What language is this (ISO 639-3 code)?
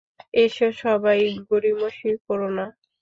ben